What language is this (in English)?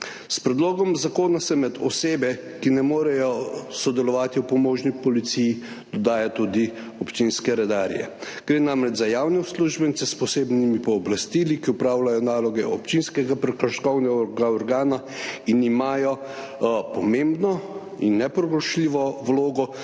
Slovenian